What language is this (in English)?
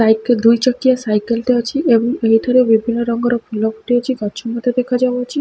Odia